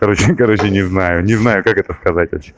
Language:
Russian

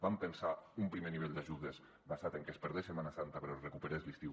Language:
Catalan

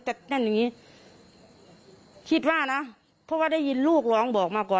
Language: Thai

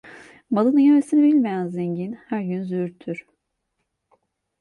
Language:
Turkish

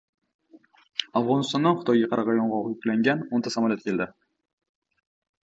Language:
Uzbek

